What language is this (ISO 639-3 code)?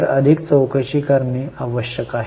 mar